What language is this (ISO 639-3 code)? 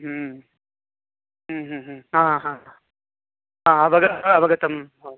san